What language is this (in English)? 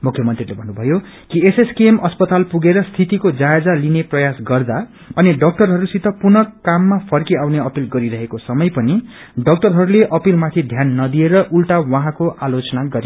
Nepali